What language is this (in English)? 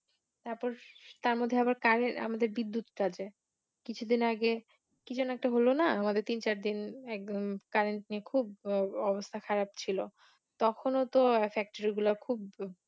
Bangla